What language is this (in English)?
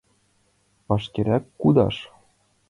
Mari